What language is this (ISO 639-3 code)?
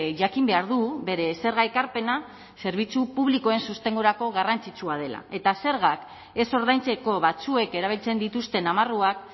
eus